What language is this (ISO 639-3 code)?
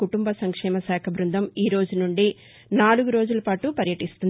tel